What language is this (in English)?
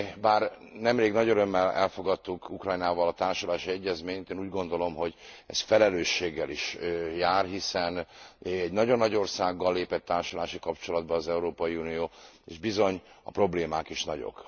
Hungarian